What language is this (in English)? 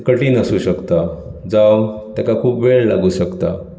Konkani